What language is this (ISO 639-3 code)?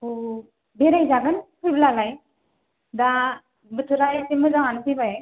brx